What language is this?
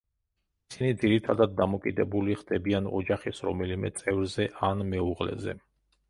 Georgian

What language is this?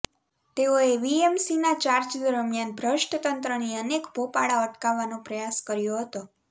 Gujarati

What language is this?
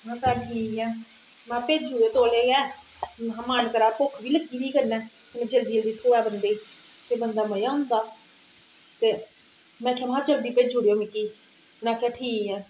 Dogri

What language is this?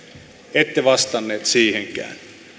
Finnish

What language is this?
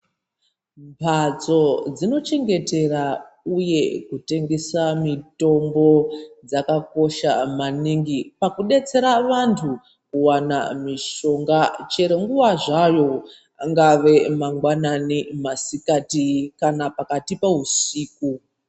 Ndau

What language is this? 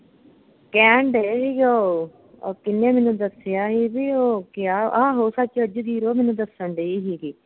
Punjabi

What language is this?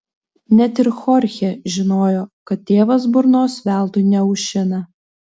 Lithuanian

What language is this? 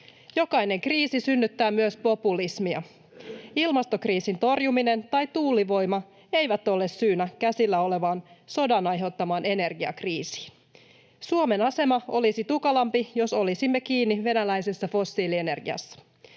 Finnish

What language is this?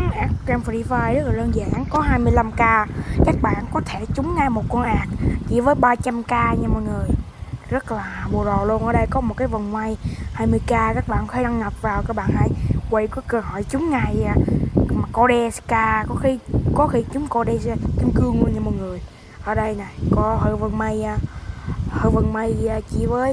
Vietnamese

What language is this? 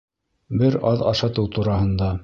Bashkir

